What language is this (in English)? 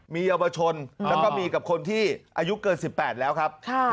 Thai